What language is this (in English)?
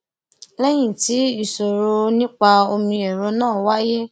Yoruba